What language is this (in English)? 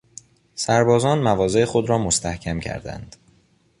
Persian